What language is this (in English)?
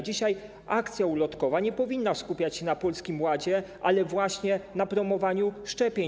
Polish